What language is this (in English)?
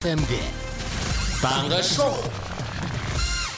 Kazakh